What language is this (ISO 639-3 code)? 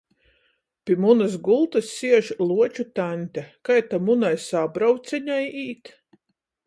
ltg